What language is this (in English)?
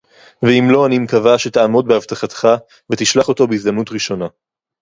Hebrew